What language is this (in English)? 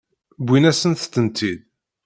Kabyle